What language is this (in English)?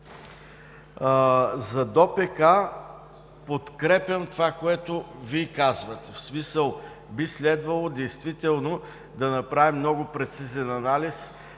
Bulgarian